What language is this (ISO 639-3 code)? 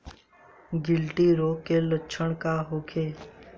bho